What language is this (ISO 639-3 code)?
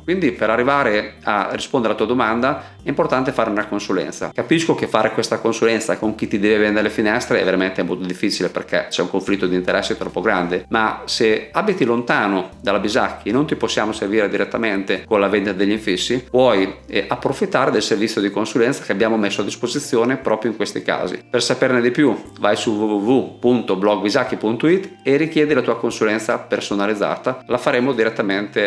ita